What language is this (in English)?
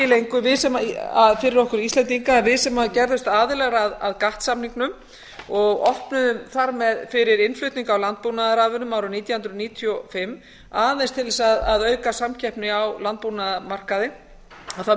Icelandic